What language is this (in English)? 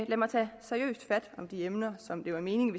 Danish